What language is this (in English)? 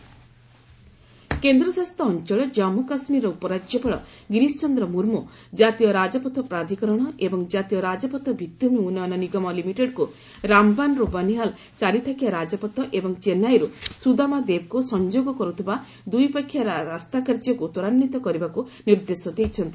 Odia